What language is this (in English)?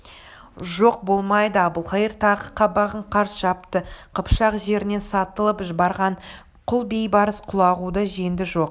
Kazakh